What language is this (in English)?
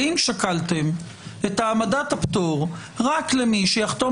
Hebrew